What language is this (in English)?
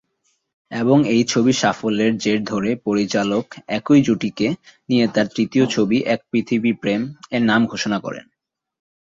Bangla